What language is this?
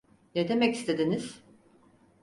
Turkish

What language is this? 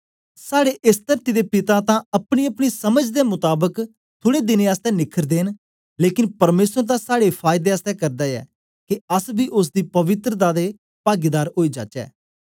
Dogri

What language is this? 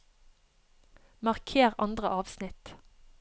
Norwegian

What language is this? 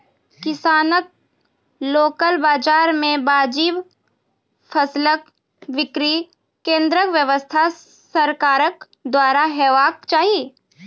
Maithili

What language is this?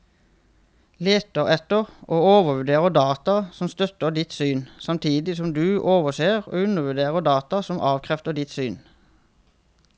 Norwegian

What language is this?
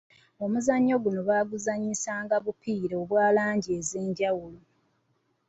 Ganda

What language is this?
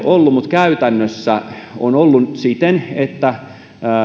Finnish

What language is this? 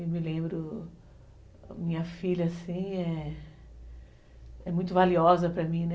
Portuguese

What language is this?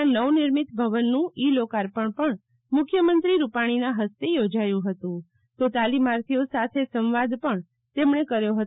Gujarati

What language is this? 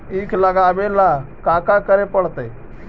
Magahi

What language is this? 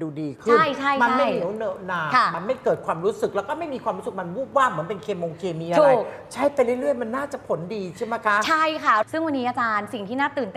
Thai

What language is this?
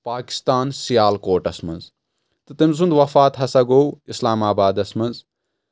Kashmiri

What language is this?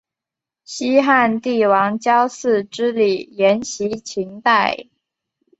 Chinese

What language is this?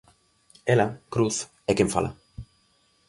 Galician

